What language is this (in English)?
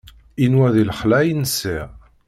Kabyle